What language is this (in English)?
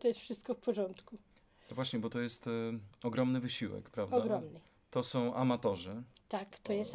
Polish